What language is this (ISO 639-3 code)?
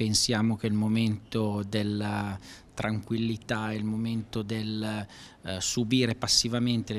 ita